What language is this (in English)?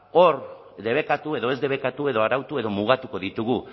Basque